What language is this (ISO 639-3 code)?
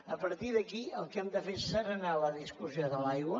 cat